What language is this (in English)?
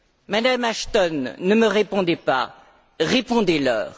French